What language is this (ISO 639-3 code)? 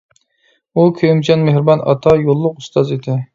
uig